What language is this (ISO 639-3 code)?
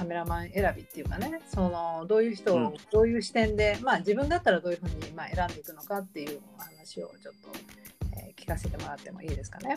jpn